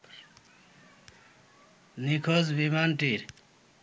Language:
Bangla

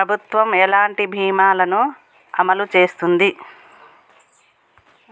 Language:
Telugu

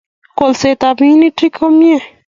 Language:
Kalenjin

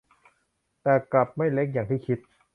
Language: Thai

